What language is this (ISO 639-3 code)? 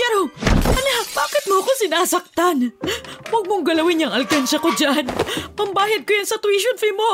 fil